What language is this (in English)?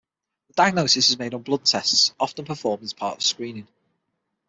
English